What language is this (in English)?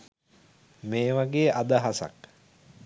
Sinhala